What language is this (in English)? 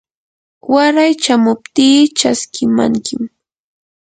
Yanahuanca Pasco Quechua